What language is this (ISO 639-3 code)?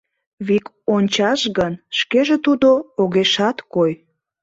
chm